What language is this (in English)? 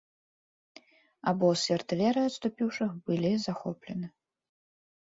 Belarusian